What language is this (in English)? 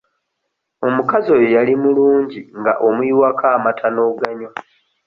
Ganda